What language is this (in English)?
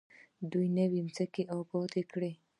Pashto